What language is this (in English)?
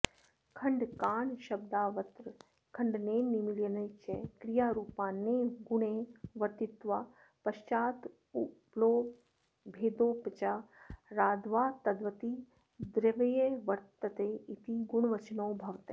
Sanskrit